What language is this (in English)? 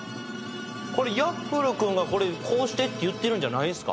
Japanese